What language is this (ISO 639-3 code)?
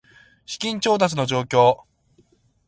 jpn